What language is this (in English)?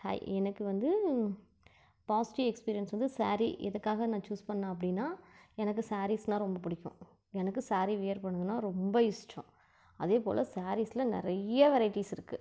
Tamil